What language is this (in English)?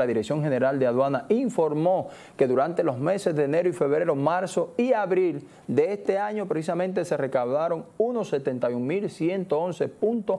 Spanish